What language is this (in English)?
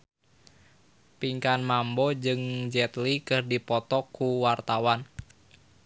Sundanese